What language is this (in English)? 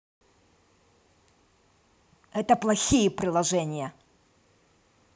Russian